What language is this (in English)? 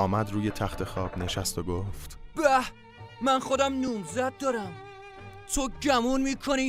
Persian